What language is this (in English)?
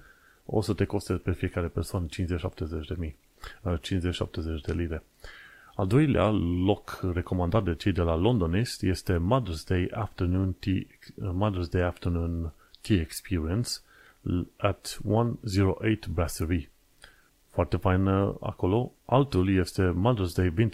Romanian